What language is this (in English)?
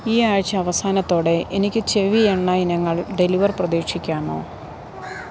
Malayalam